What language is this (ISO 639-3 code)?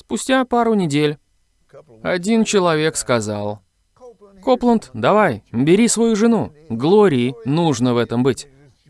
rus